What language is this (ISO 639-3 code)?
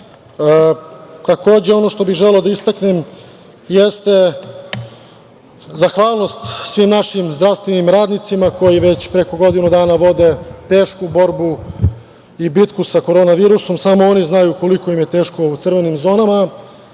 srp